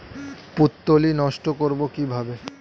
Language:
Bangla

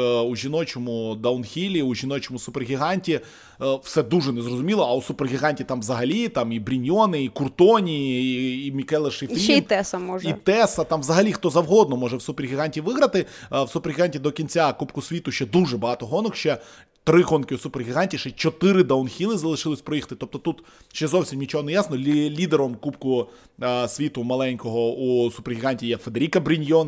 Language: Ukrainian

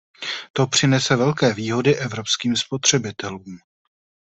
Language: Czech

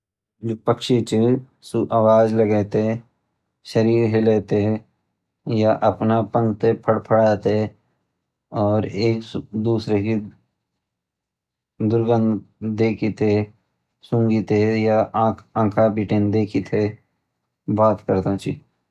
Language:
Garhwali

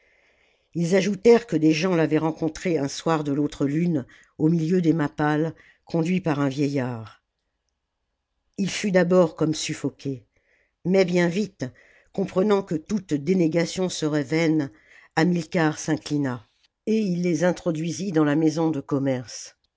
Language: French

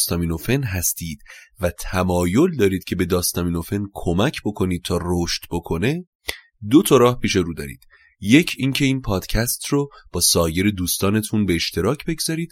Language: Persian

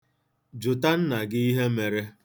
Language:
Igbo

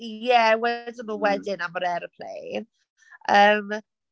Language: Welsh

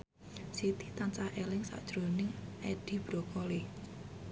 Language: Javanese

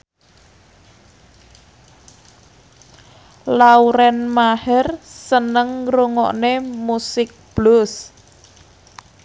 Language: Javanese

